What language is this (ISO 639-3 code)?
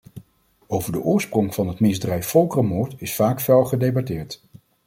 nld